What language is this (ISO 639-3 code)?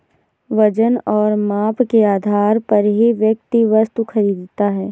hin